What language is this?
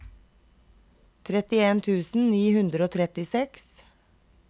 Norwegian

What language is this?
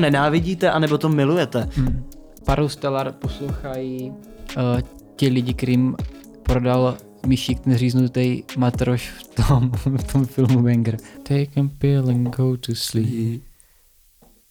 Czech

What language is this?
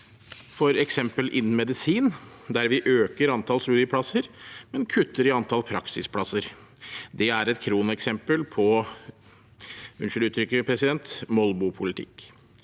Norwegian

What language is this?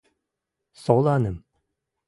Western Mari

